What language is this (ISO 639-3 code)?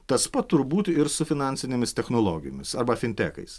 lit